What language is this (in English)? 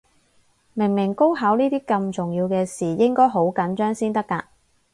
Cantonese